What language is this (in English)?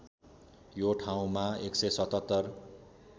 Nepali